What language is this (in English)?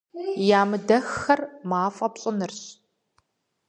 Kabardian